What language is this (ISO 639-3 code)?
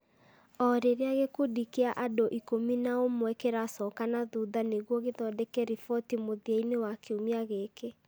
kik